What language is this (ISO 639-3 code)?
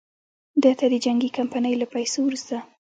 pus